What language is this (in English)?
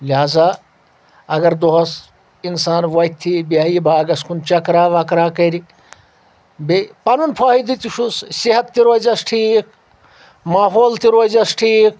Kashmiri